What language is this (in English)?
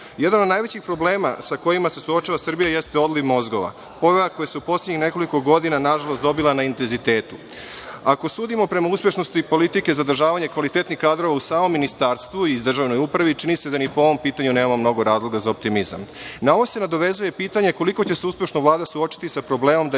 Serbian